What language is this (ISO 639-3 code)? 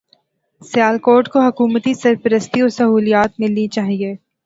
urd